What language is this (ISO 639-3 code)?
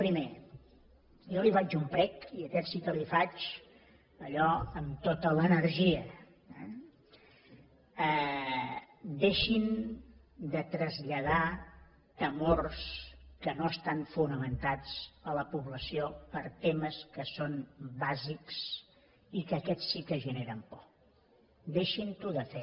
cat